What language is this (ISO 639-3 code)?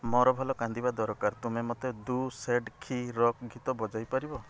ori